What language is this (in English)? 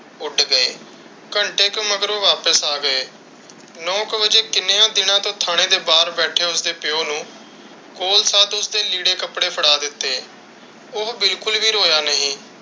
Punjabi